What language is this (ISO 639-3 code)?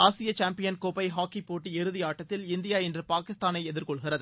tam